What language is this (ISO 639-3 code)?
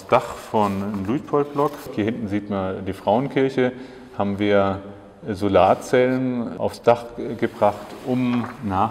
deu